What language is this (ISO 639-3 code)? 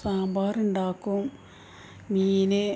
mal